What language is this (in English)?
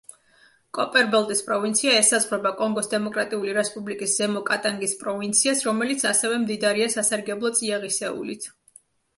Georgian